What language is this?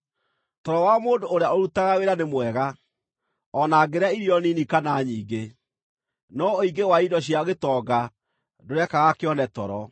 Kikuyu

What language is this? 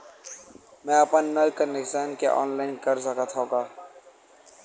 Chhattisgarhi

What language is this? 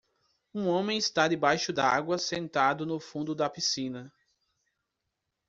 Portuguese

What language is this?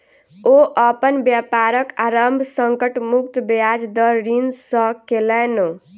Maithili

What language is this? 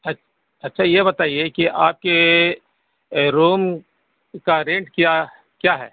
Urdu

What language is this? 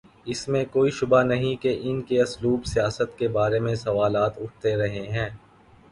Urdu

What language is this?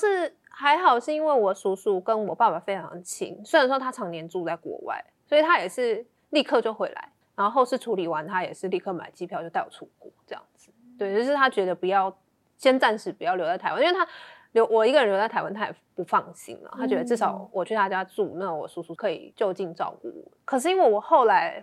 Chinese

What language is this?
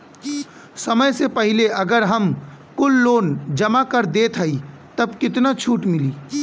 Bhojpuri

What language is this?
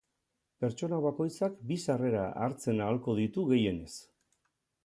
Basque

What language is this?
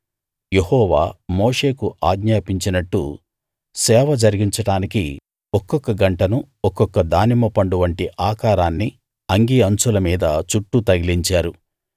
Telugu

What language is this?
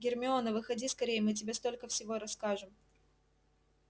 Russian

